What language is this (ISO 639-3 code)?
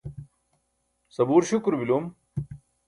bsk